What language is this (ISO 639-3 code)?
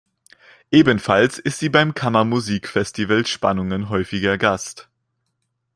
deu